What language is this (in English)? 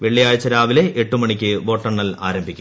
Malayalam